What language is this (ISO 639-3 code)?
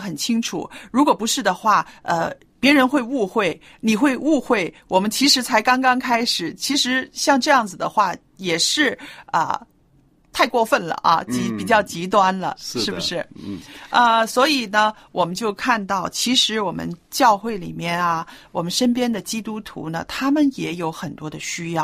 zho